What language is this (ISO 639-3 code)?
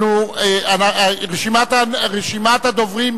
heb